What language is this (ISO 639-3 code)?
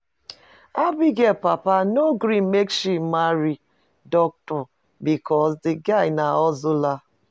pcm